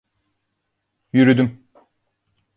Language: Turkish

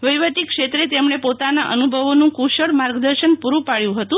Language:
Gujarati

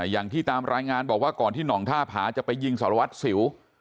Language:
Thai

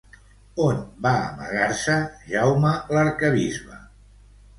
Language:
Catalan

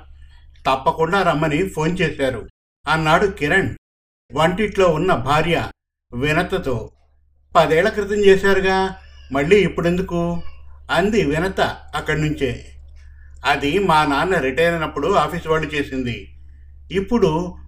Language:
Telugu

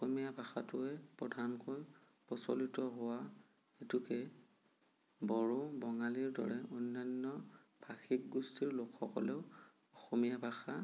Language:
Assamese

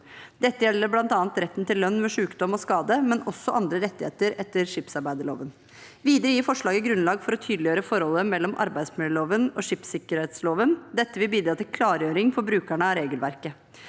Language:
Norwegian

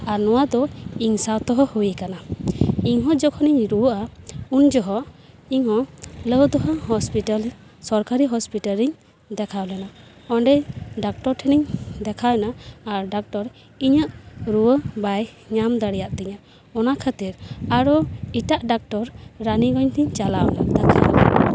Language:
Santali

